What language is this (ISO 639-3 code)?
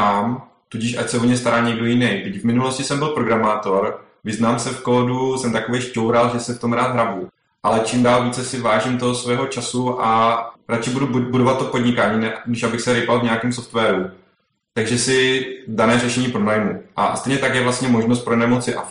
ces